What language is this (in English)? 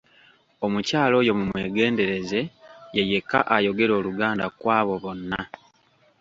Ganda